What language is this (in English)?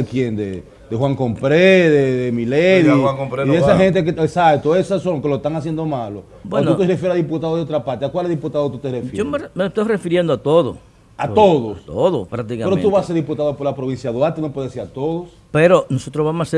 Spanish